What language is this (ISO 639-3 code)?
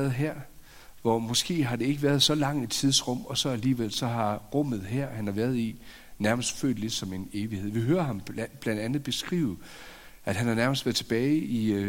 dan